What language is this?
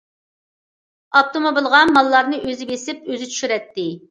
Uyghur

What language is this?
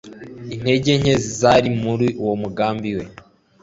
Kinyarwanda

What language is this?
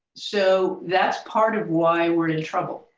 English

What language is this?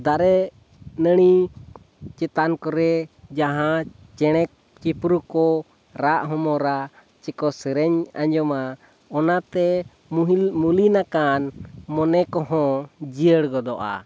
Santali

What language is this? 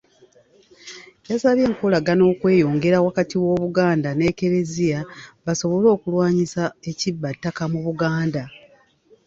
Ganda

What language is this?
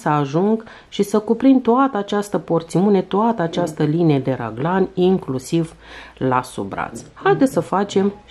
Romanian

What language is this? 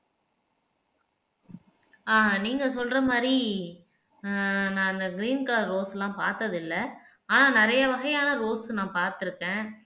Tamil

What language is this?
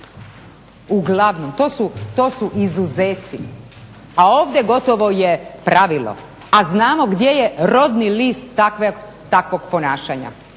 Croatian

